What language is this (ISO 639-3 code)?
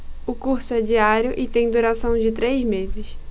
por